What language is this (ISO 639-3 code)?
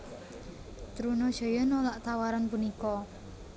jav